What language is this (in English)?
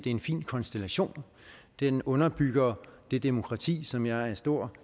Danish